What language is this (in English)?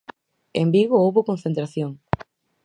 Galician